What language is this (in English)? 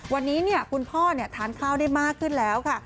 Thai